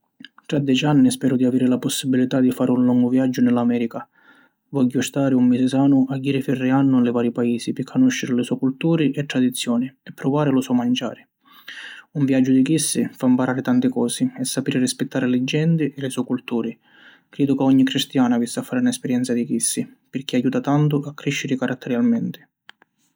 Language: Sicilian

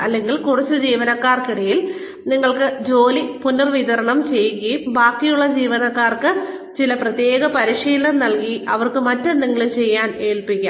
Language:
Malayalam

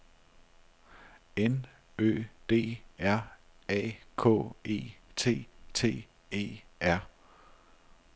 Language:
Danish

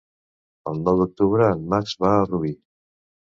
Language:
Catalan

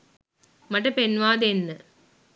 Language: Sinhala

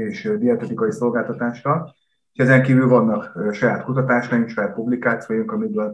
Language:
Hungarian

